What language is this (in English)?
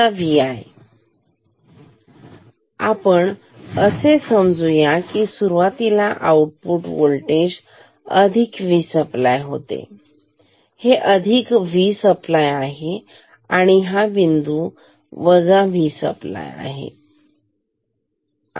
Marathi